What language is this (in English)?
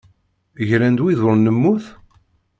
Kabyle